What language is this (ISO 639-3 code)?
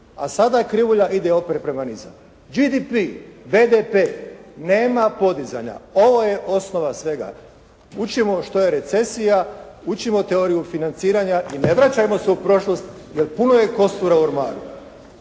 hrv